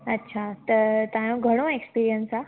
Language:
Sindhi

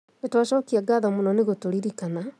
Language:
Kikuyu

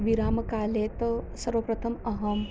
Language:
Sanskrit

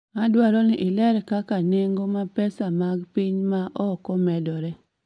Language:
Luo (Kenya and Tanzania)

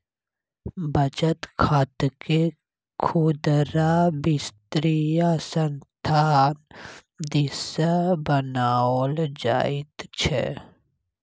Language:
Maithili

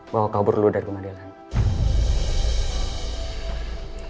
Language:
Indonesian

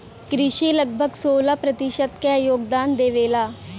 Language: Bhojpuri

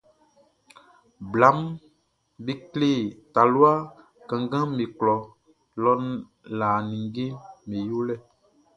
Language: Baoulé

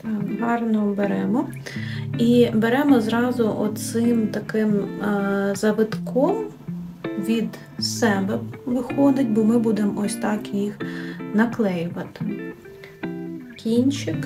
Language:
Ukrainian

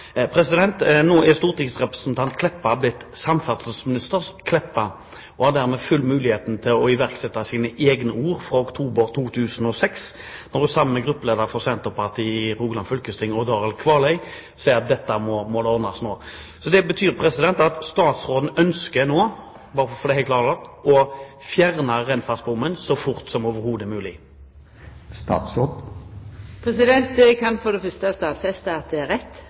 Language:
Norwegian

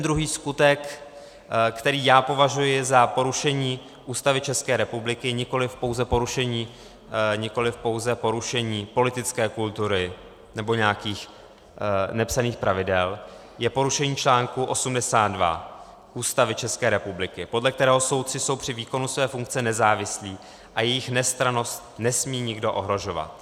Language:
Czech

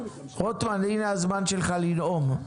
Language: Hebrew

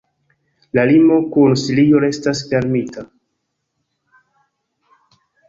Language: Esperanto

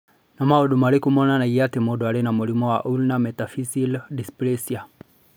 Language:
Kikuyu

